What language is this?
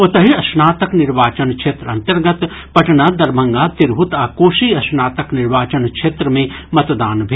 Maithili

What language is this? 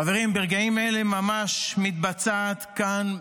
Hebrew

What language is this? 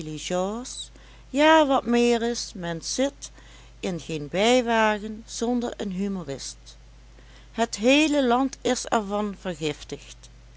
Dutch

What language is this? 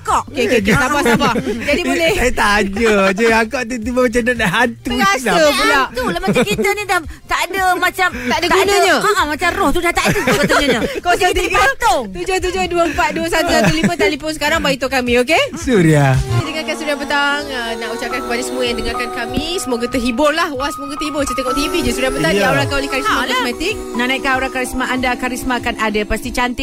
Malay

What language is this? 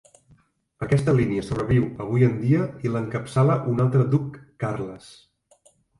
Catalan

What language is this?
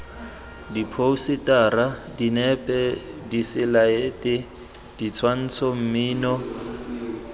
Tswana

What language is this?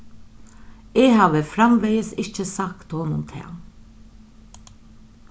Faroese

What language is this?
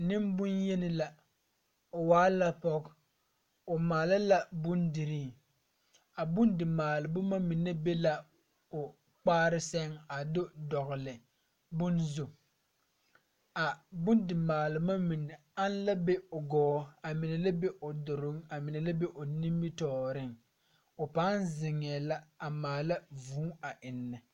Southern Dagaare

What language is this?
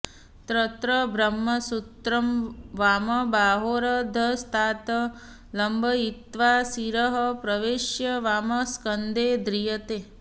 Sanskrit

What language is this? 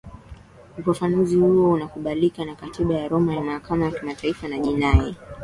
Swahili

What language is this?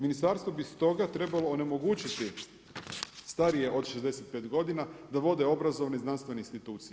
Croatian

